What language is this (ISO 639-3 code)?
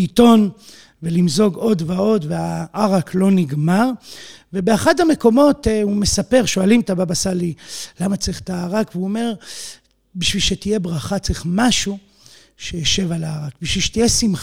heb